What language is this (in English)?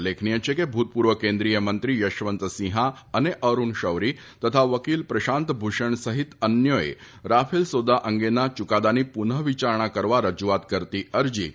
Gujarati